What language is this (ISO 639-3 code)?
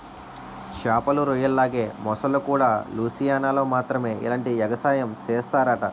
tel